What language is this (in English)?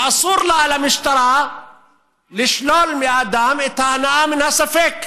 Hebrew